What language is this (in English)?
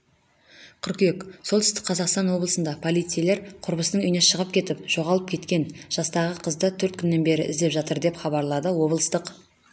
Kazakh